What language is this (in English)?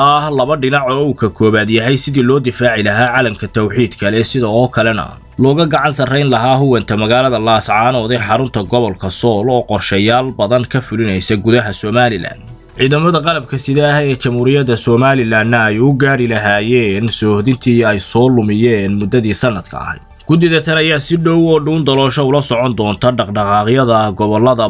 Arabic